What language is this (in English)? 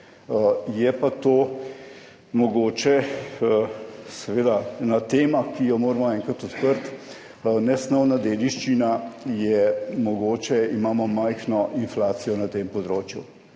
Slovenian